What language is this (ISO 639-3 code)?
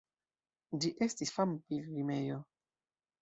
epo